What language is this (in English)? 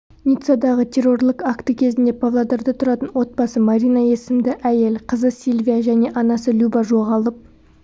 Kazakh